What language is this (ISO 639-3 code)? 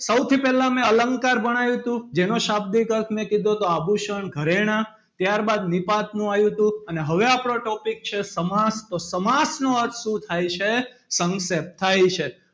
guj